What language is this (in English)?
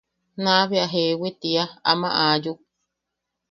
Yaqui